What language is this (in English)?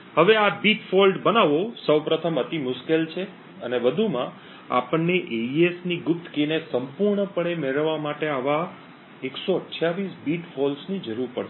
Gujarati